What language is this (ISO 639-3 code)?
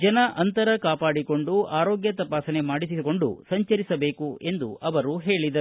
kan